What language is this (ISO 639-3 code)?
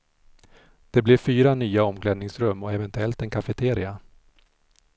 swe